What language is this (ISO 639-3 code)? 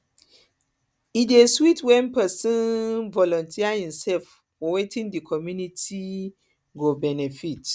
pcm